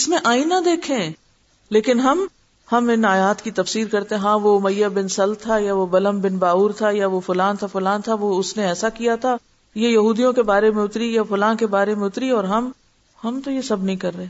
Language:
Urdu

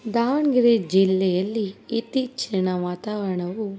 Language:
Kannada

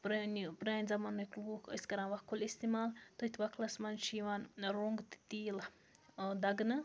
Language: Kashmiri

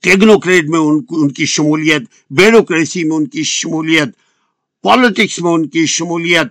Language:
Urdu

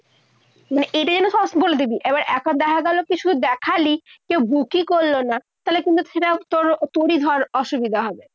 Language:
Bangla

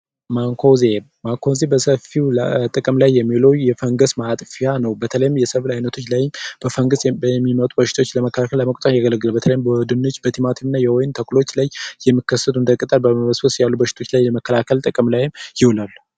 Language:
Amharic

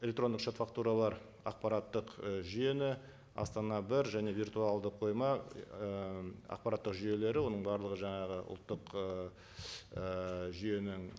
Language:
Kazakh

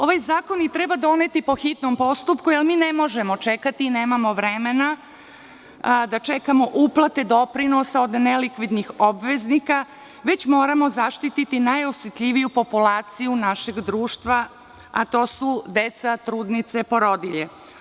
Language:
Serbian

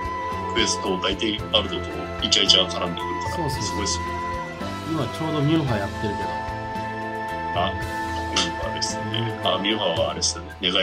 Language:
Japanese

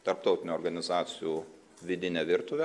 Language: Lithuanian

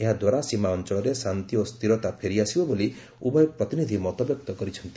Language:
Odia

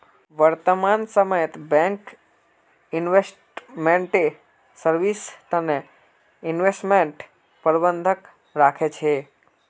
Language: Magahi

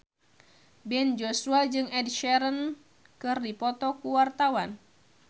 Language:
Sundanese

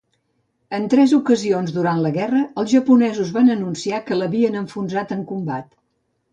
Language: Catalan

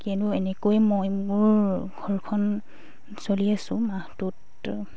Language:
Assamese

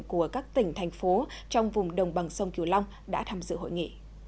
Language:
Vietnamese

